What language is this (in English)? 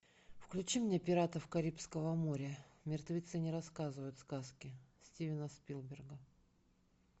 Russian